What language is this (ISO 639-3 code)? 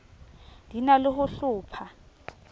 sot